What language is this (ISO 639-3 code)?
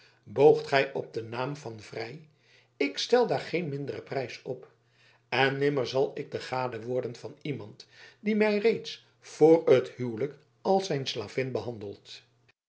nld